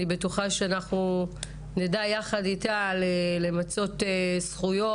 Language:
Hebrew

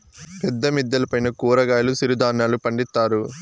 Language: Telugu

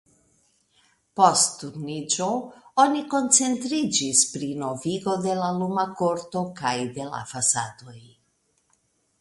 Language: Esperanto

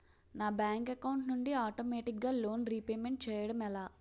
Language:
Telugu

